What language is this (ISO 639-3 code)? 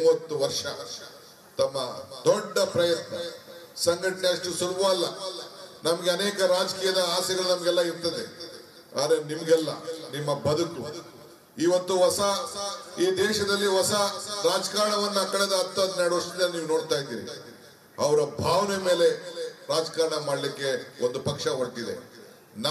kan